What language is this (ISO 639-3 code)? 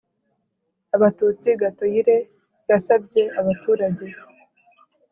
kin